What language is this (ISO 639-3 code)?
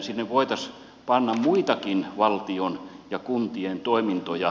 fin